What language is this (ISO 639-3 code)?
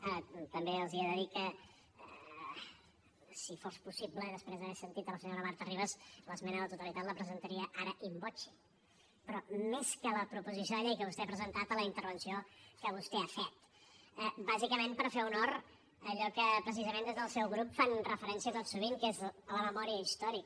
cat